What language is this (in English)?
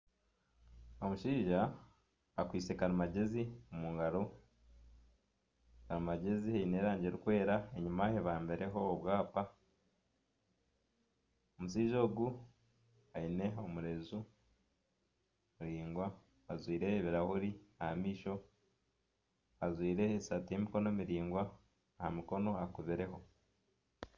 Nyankole